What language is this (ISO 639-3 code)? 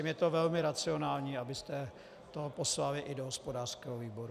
ces